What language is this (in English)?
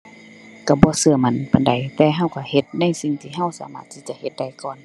Thai